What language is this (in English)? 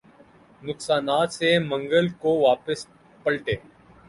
Urdu